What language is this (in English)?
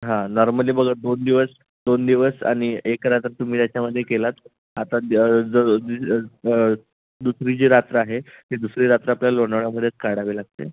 Marathi